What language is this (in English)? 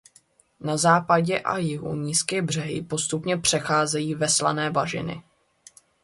Czech